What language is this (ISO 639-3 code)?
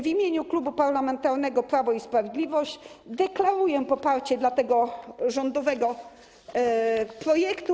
pol